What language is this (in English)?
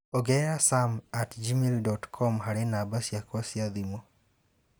Kikuyu